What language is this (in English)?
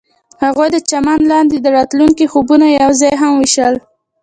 Pashto